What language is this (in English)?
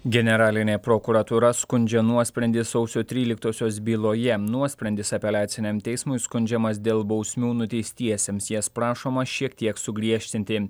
Lithuanian